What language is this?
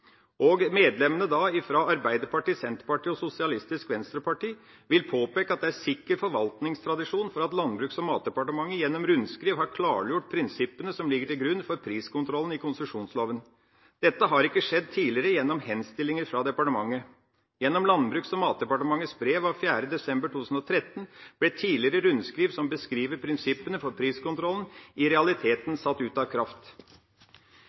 Norwegian Bokmål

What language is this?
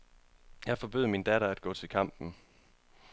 Danish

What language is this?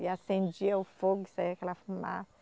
Portuguese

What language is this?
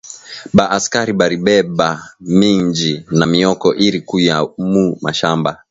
Swahili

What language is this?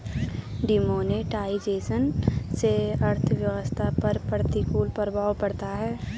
Hindi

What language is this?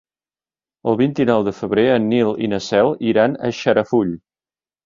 Catalan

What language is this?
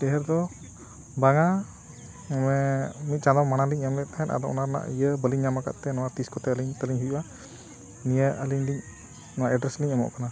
Santali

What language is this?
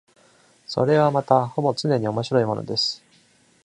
Japanese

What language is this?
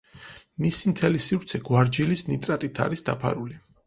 Georgian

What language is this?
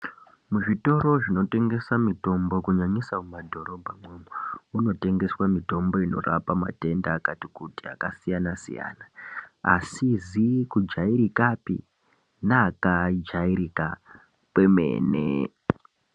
Ndau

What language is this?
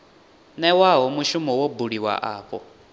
Venda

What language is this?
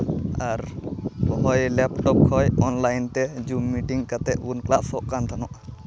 Santali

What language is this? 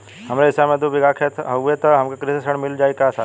Bhojpuri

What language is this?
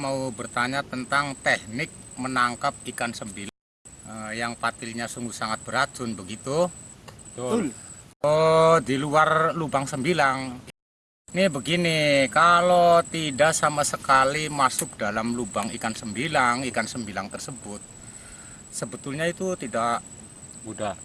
Indonesian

